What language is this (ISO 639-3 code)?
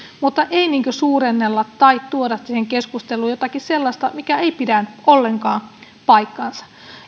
fin